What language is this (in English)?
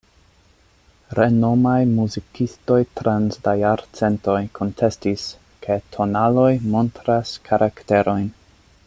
Esperanto